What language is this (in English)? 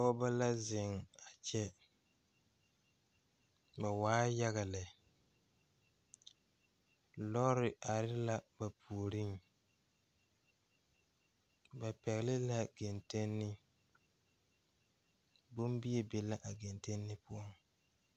Southern Dagaare